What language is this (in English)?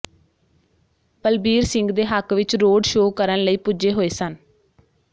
Punjabi